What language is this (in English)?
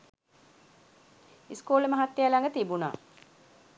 Sinhala